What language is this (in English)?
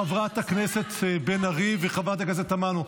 Hebrew